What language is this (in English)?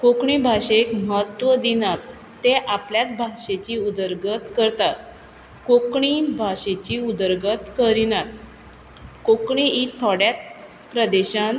Konkani